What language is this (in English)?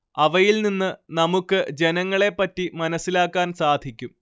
Malayalam